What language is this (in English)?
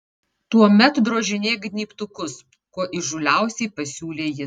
Lithuanian